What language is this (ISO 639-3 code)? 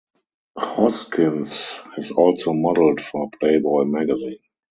eng